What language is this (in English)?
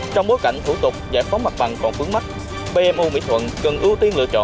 Vietnamese